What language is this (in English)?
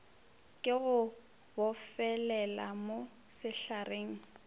Northern Sotho